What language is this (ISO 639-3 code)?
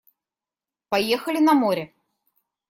rus